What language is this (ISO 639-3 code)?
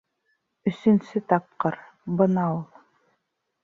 bak